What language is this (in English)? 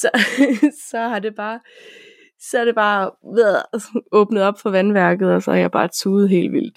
Danish